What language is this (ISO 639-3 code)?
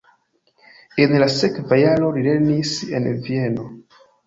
epo